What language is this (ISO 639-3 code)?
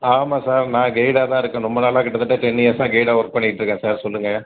tam